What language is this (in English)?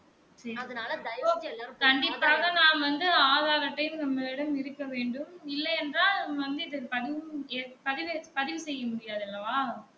Tamil